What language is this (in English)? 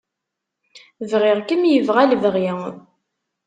Kabyle